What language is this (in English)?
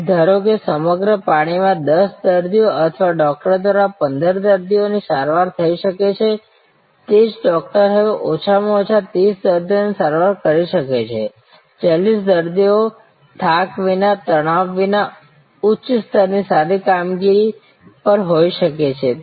Gujarati